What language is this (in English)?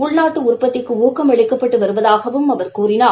Tamil